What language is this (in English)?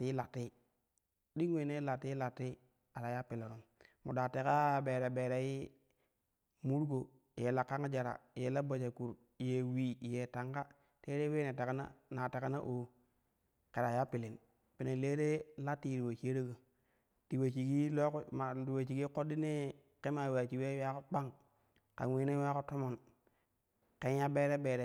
Kushi